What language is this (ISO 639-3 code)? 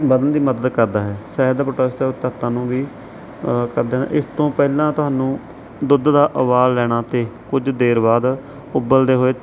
pan